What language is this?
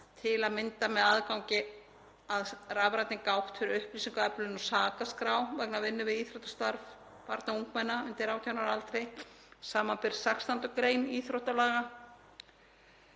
Icelandic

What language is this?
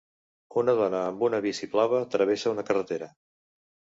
Catalan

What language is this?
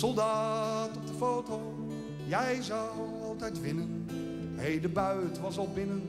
Dutch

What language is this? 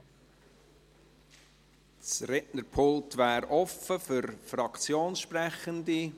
Swiss German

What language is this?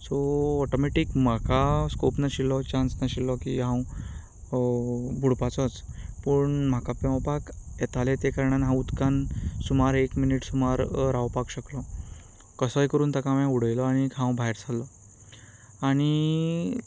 Konkani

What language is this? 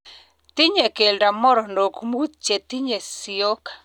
Kalenjin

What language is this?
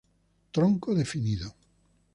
Spanish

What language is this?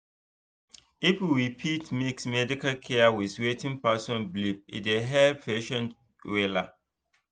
Nigerian Pidgin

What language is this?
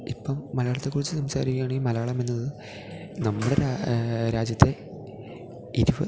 Malayalam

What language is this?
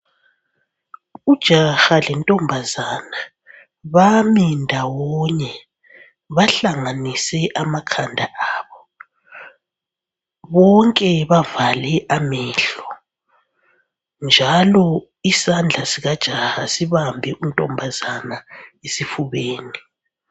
North Ndebele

